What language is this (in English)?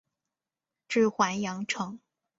Chinese